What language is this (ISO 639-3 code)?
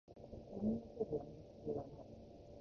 jpn